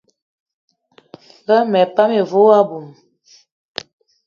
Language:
Eton (Cameroon)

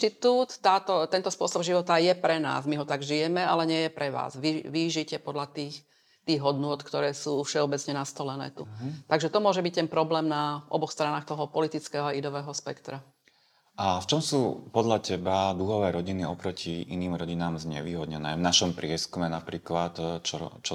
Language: Slovak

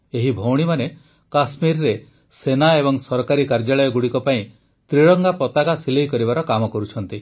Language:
Odia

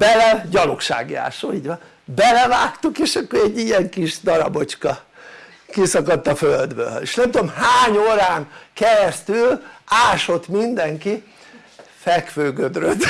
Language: Hungarian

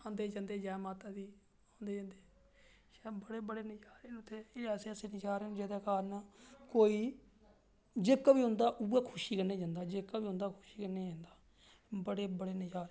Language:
Dogri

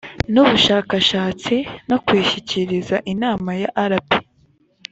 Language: Kinyarwanda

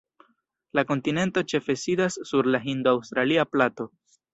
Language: Esperanto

